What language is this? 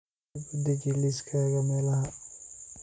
Somali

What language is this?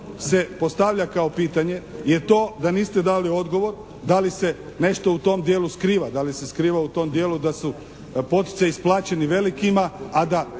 Croatian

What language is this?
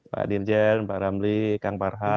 Indonesian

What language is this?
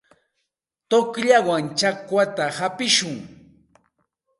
Santa Ana de Tusi Pasco Quechua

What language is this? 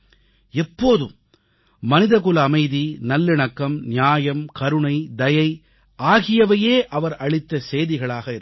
Tamil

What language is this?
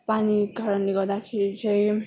Nepali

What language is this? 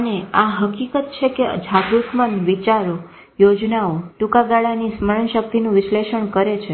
Gujarati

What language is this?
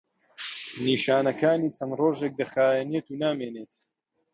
Central Kurdish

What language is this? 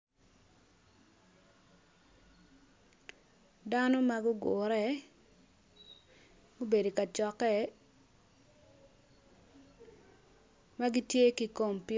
Acoli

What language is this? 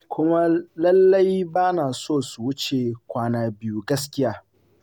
Hausa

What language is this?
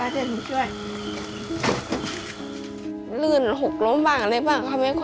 Thai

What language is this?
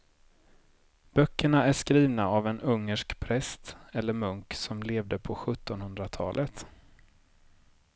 Swedish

